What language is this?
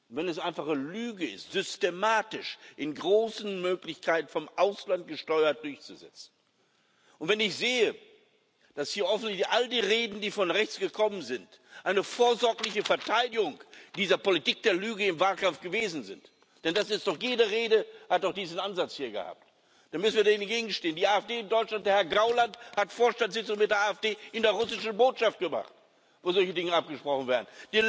German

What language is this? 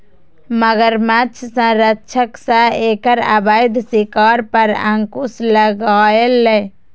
Maithili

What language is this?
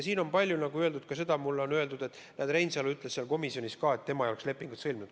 Estonian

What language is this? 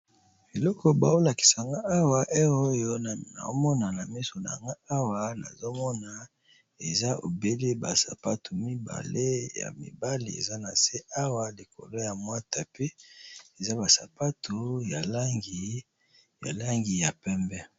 Lingala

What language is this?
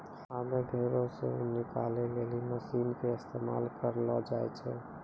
Maithili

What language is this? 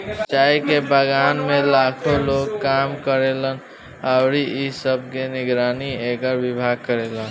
Bhojpuri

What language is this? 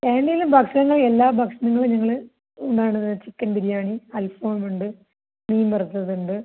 Malayalam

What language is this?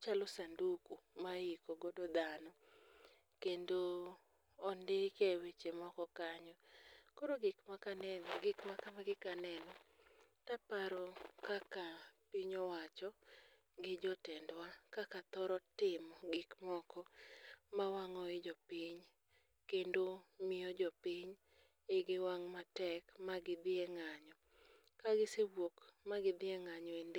Luo (Kenya and Tanzania)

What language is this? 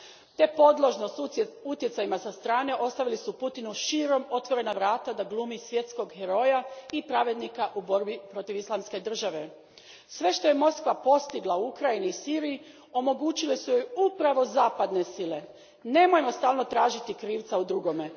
Croatian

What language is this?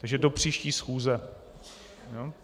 Czech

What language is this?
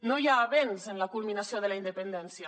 Catalan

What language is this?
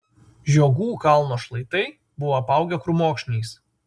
Lithuanian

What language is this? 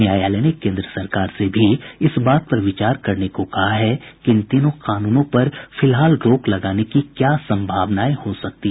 Hindi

